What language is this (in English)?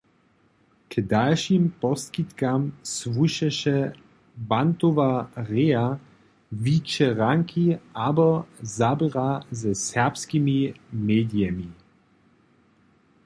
Upper Sorbian